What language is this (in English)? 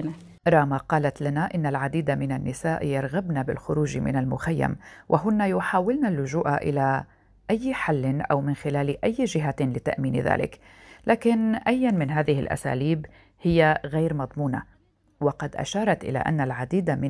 Arabic